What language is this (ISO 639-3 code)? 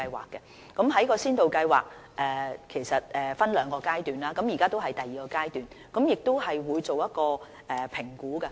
yue